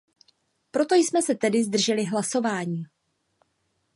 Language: Czech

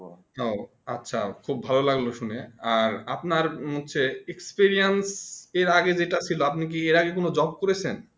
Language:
Bangla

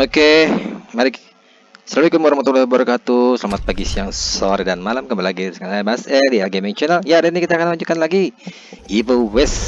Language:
Indonesian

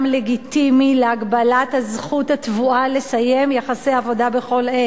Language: Hebrew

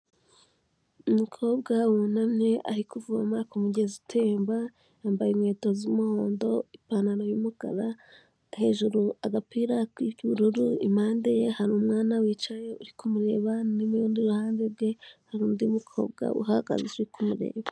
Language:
Kinyarwanda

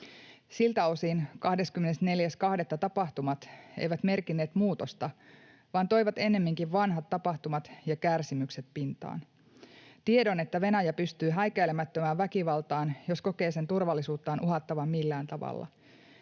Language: Finnish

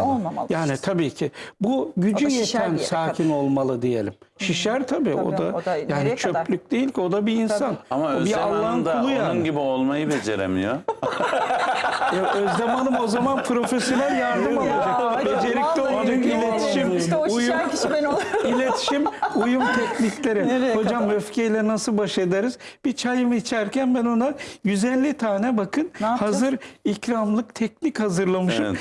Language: Turkish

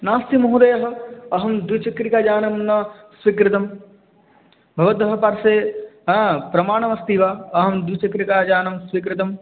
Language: Sanskrit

